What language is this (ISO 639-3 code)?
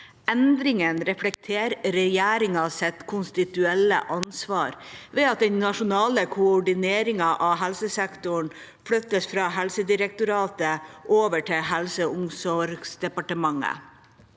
nor